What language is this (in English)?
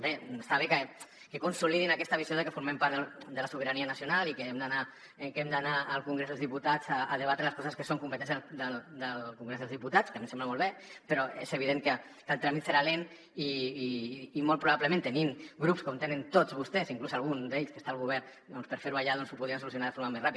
Catalan